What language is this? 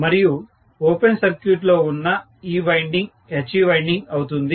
Telugu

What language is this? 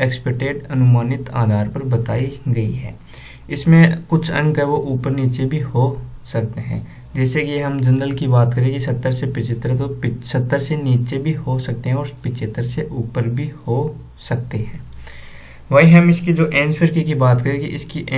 Hindi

